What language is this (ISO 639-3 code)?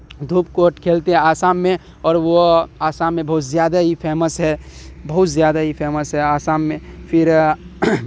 urd